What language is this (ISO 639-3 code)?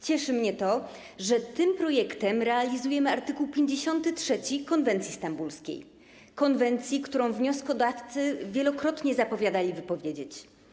pol